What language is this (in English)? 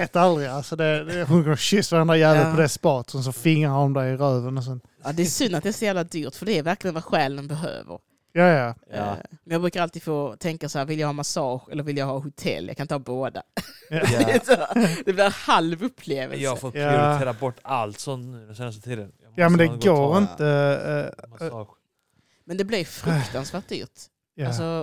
Swedish